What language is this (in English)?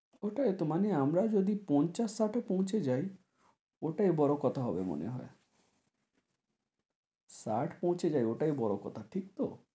Bangla